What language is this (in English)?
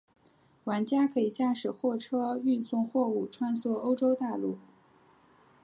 Chinese